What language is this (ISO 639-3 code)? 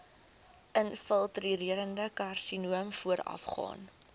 afr